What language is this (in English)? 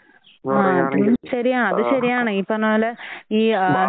Malayalam